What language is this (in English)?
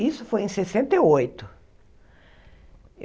Portuguese